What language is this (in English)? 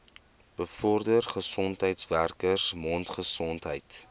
Afrikaans